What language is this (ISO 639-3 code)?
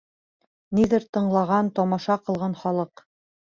bak